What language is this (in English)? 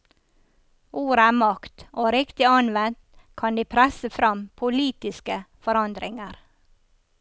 Norwegian